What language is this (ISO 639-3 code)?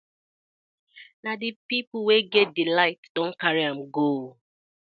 pcm